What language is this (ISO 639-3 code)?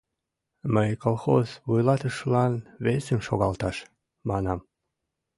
chm